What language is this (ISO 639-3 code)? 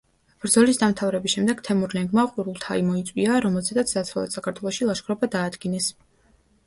kat